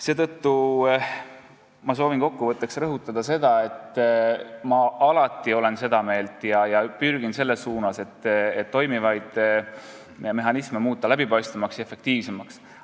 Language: Estonian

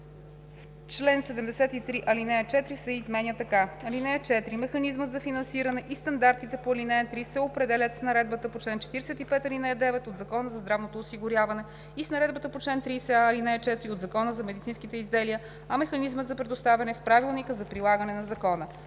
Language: Bulgarian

